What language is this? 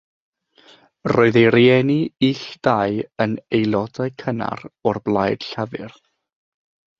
Welsh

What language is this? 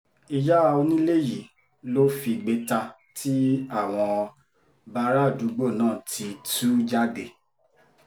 Yoruba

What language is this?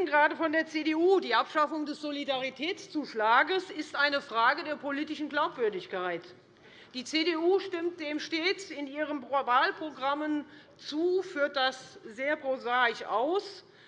German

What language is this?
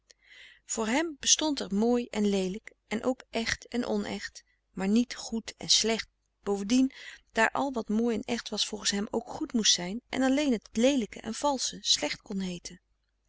Dutch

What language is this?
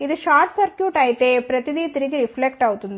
Telugu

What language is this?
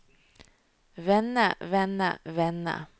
Norwegian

